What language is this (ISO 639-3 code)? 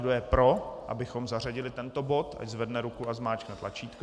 ces